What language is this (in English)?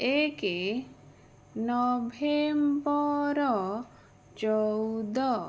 Odia